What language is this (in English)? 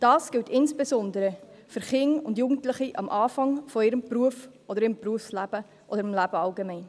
Swiss German